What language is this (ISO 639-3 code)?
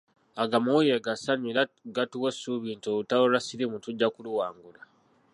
lug